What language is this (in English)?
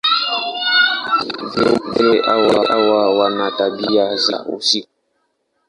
Swahili